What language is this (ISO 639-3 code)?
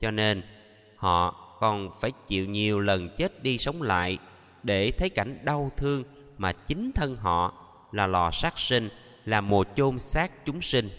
vie